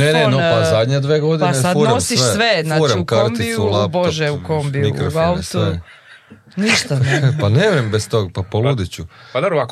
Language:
Croatian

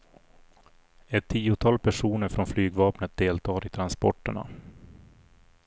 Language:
Swedish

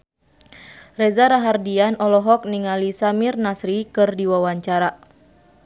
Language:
Sundanese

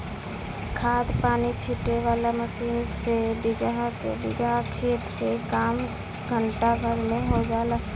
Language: Bhojpuri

